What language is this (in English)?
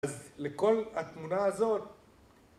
Hebrew